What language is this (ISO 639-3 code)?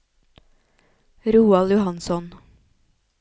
nor